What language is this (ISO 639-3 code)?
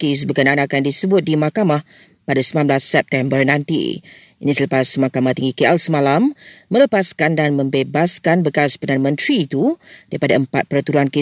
msa